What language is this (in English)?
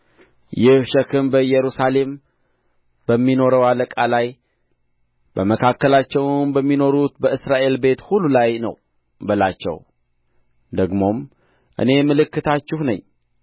Amharic